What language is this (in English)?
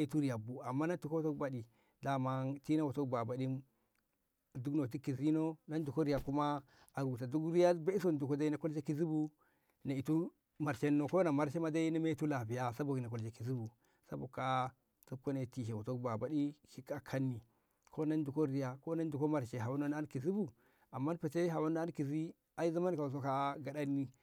Ngamo